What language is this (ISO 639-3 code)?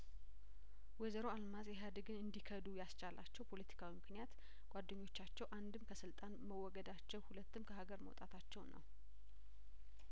amh